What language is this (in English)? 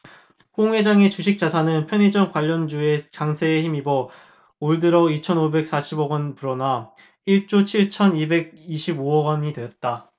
Korean